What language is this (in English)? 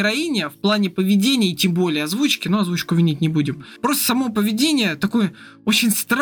Russian